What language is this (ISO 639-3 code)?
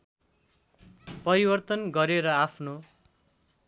nep